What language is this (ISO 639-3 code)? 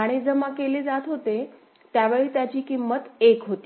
mar